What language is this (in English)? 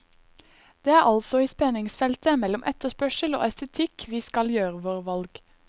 Norwegian